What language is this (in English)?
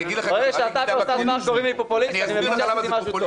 Hebrew